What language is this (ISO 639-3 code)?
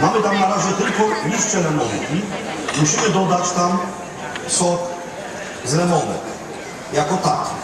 pol